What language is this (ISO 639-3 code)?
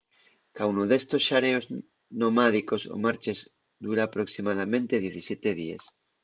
ast